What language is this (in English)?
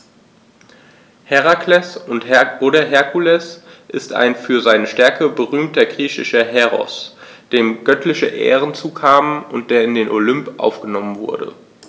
German